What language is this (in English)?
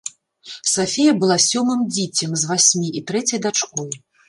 Belarusian